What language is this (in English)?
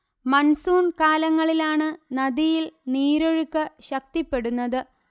Malayalam